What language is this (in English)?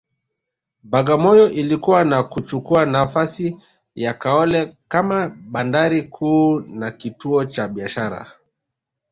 Swahili